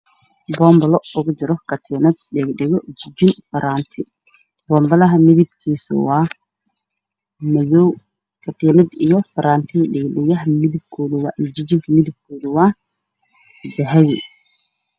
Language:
Somali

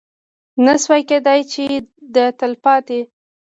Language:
Pashto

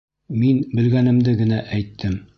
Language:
Bashkir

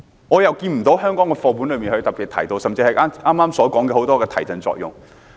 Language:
Cantonese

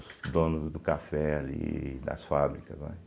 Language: Portuguese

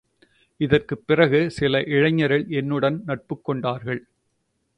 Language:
Tamil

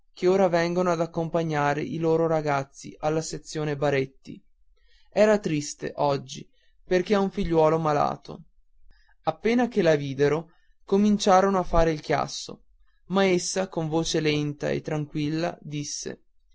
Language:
Italian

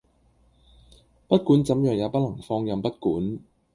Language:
Cantonese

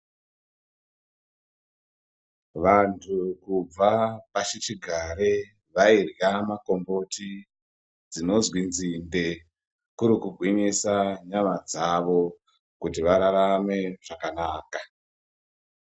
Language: Ndau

